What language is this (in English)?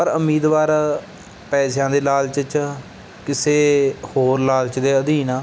Punjabi